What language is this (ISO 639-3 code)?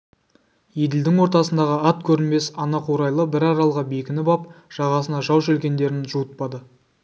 kaz